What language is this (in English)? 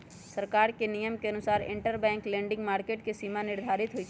Magahi